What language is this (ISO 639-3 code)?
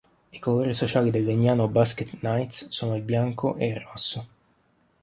ita